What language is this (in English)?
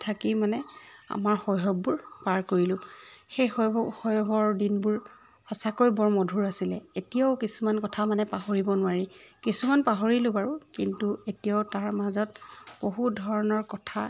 Assamese